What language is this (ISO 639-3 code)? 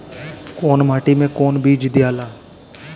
bho